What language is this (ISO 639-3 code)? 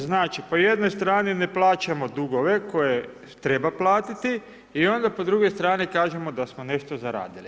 hrv